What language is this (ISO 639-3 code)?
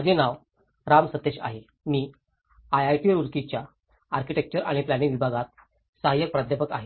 mar